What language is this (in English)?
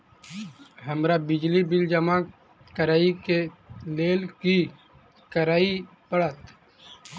Maithili